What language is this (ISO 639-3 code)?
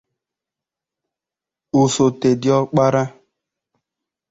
ibo